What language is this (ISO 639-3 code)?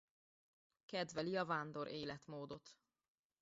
hun